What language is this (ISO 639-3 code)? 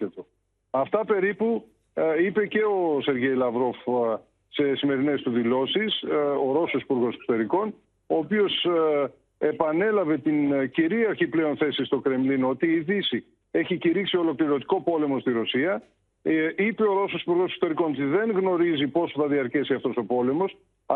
ell